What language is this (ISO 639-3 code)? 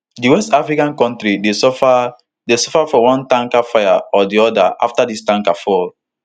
pcm